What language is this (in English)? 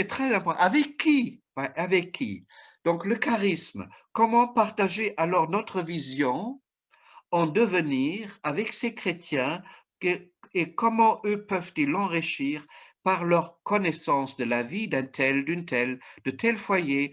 French